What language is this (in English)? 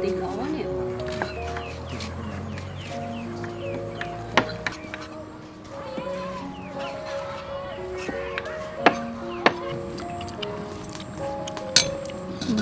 Vietnamese